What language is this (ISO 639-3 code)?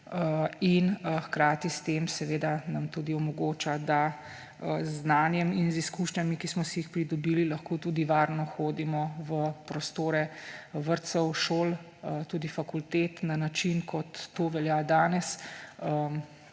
slv